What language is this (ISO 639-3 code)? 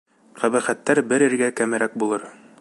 bak